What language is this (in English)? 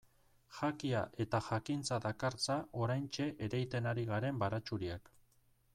Basque